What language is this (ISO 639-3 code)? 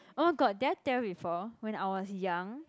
eng